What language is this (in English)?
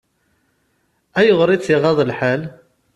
Kabyle